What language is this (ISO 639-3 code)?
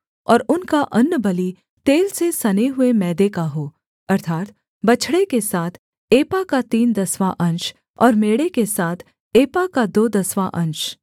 hin